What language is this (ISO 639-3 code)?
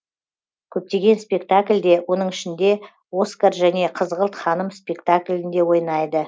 kaz